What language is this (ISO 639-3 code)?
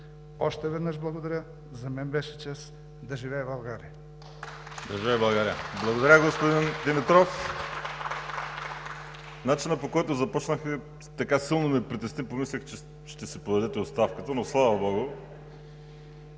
bul